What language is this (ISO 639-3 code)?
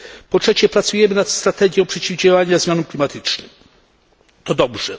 pol